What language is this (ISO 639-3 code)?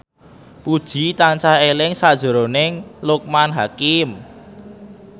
jav